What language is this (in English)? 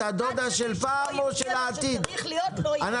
Hebrew